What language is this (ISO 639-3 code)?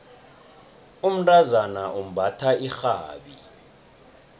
nbl